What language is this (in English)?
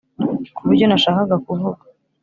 Kinyarwanda